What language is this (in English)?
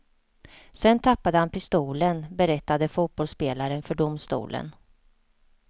Swedish